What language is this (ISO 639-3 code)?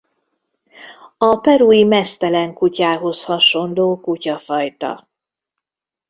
hun